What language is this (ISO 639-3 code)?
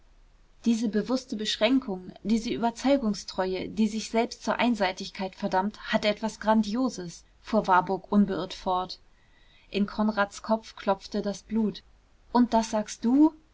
deu